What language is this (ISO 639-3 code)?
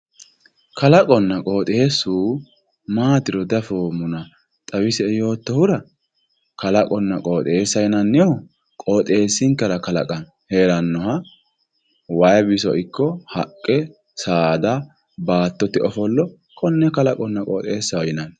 sid